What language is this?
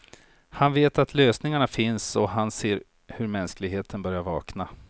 Swedish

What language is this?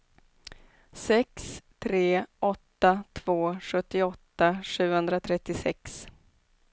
Swedish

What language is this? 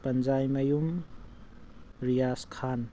Manipuri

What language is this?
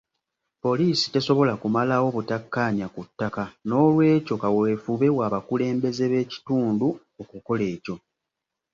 Ganda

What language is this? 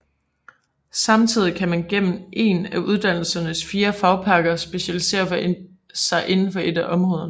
Danish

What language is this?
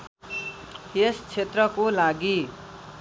Nepali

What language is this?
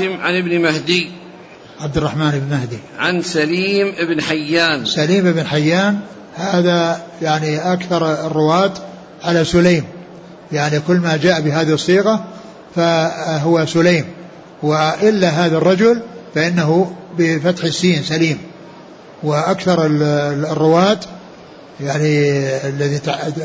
Arabic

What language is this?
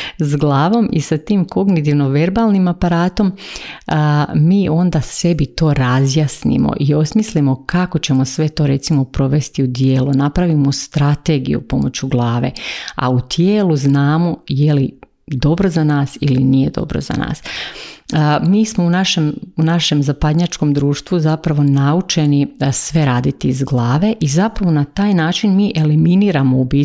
Croatian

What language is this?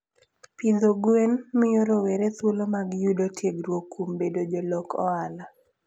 Luo (Kenya and Tanzania)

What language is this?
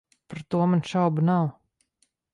Latvian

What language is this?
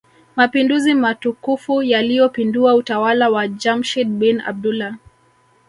Swahili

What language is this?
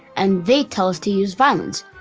English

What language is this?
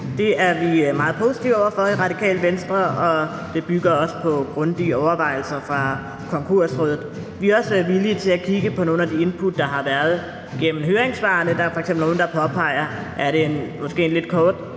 Danish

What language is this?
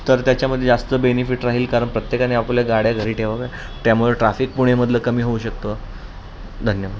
Marathi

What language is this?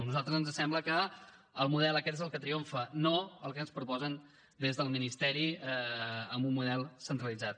Catalan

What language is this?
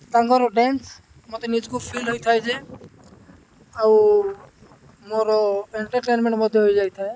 Odia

